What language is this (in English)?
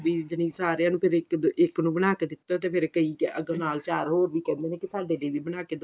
Punjabi